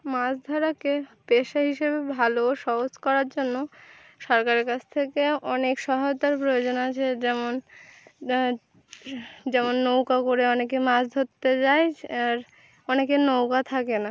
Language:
Bangla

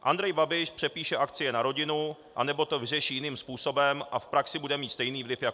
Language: Czech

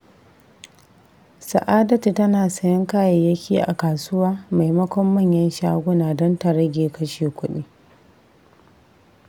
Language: Hausa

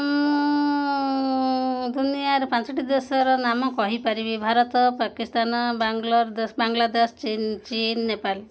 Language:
Odia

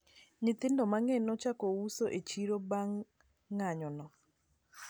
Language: Luo (Kenya and Tanzania)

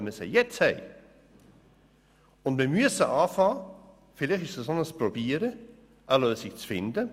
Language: Swiss German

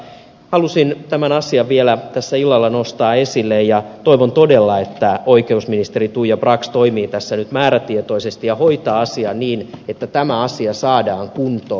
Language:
Finnish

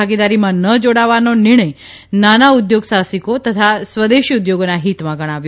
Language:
Gujarati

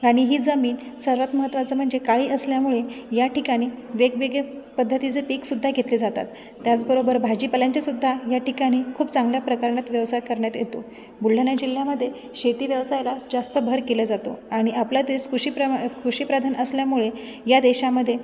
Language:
Marathi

